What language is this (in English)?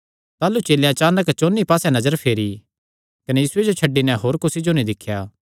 Kangri